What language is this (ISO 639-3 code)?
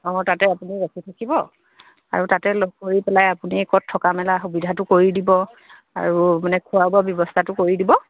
asm